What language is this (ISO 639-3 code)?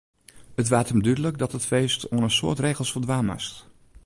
fry